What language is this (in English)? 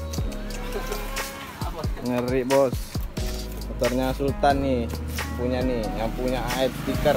Indonesian